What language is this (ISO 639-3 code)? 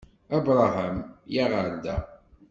kab